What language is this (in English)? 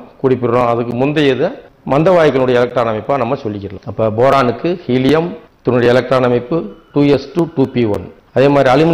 Romanian